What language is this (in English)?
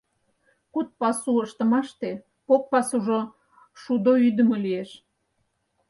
Mari